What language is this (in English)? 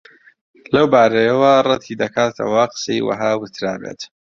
Central Kurdish